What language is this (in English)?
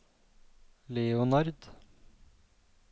Norwegian